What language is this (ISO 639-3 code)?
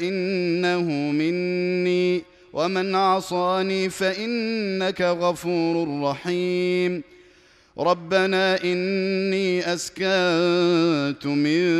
ara